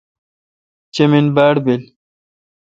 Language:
Kalkoti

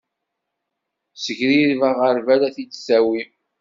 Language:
Kabyle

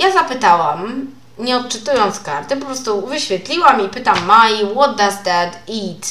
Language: Polish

